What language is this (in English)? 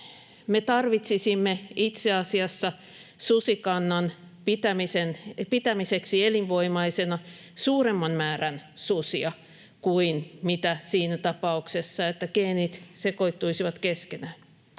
Finnish